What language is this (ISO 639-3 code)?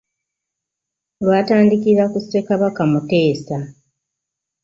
lug